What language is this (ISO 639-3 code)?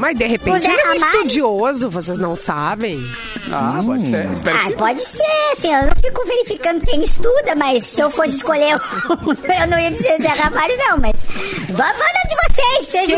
por